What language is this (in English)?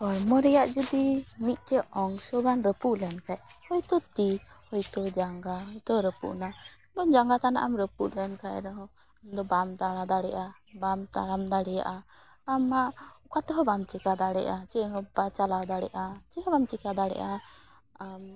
Santali